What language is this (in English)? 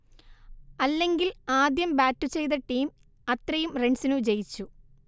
Malayalam